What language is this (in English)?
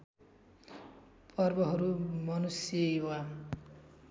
Nepali